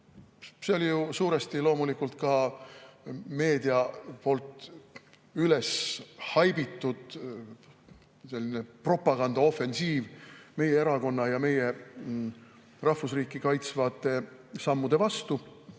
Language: Estonian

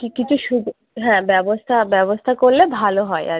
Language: Bangla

